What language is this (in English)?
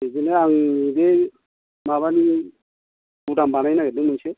Bodo